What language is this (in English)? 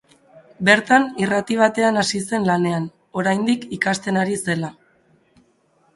Basque